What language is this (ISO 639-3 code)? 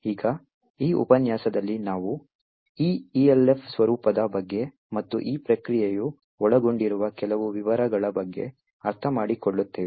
kan